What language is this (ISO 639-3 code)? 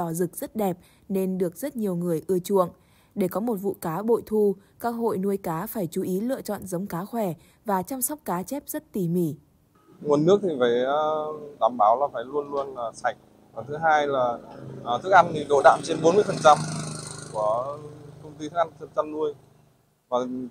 vie